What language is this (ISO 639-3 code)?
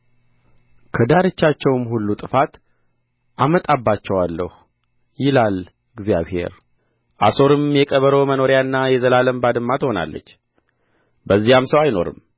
amh